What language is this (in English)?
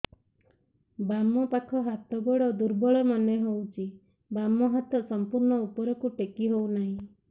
Odia